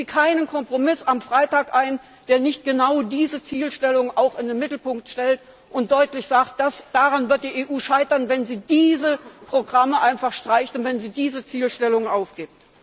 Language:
German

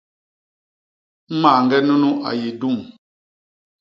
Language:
Basaa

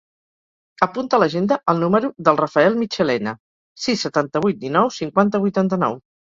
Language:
Catalan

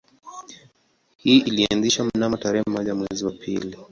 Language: Swahili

